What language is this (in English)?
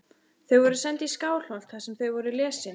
Icelandic